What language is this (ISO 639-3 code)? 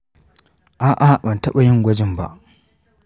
hau